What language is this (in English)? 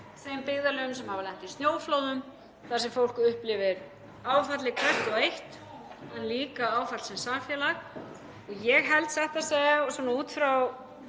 Icelandic